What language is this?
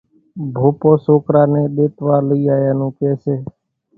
Kachi Koli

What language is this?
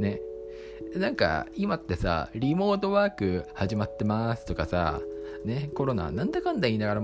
Japanese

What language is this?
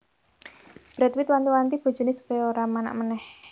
Javanese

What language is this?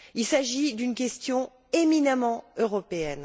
French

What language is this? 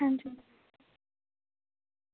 Dogri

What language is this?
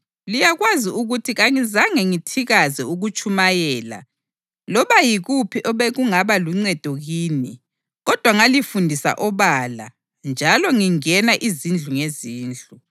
North Ndebele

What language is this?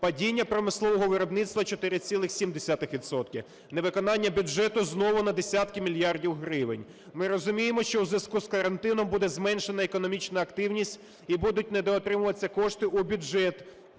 Ukrainian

